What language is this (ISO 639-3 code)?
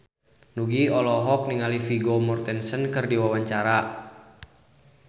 sun